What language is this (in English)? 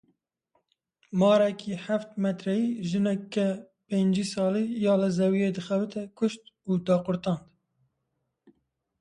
Kurdish